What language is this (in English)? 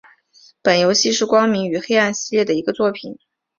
Chinese